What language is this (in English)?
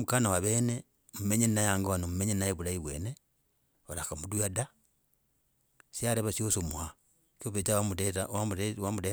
Logooli